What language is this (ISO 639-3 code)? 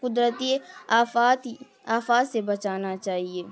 urd